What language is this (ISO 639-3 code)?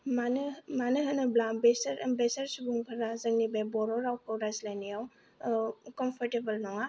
brx